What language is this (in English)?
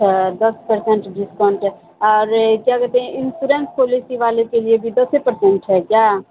Urdu